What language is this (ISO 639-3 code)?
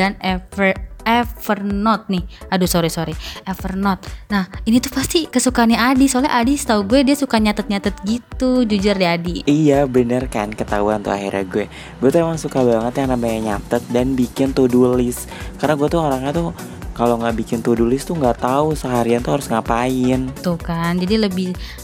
ind